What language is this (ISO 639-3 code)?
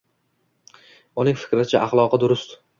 uzb